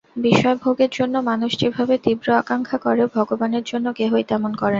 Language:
Bangla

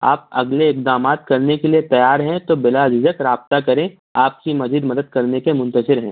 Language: Urdu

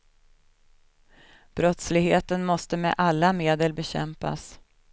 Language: Swedish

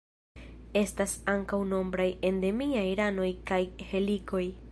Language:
Esperanto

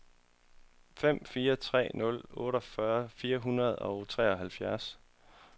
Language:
Danish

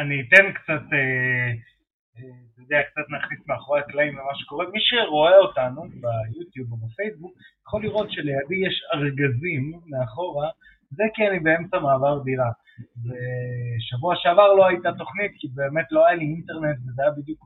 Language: Hebrew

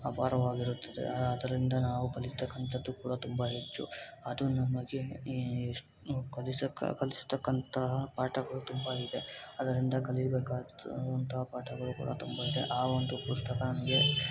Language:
Kannada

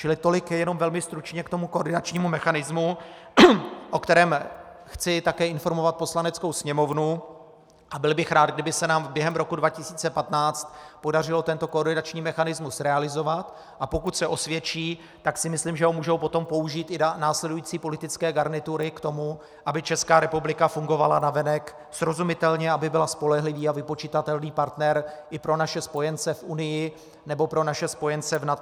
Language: Czech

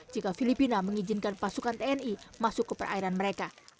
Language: Indonesian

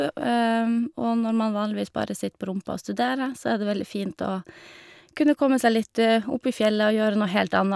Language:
Norwegian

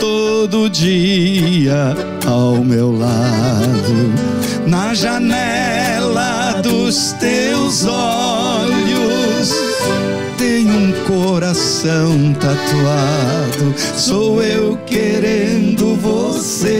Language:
Portuguese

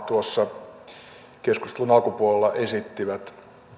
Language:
Finnish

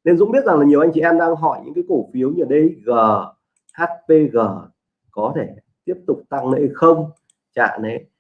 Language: Vietnamese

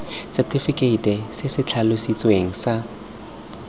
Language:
Tswana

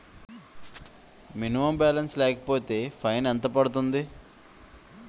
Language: Telugu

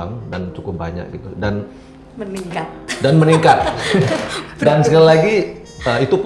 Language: Indonesian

